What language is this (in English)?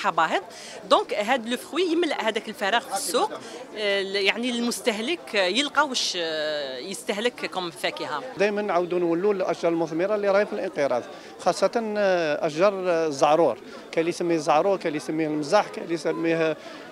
Arabic